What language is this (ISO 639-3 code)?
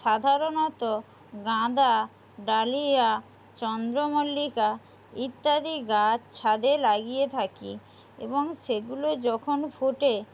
ben